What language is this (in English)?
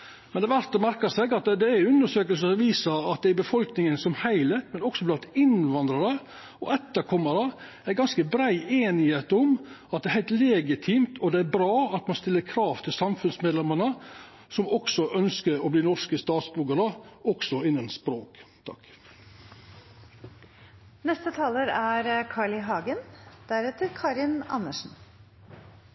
Norwegian